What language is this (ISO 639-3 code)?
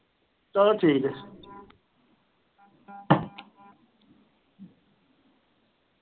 pan